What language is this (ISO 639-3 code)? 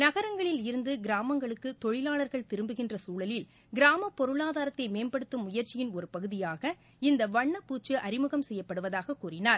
tam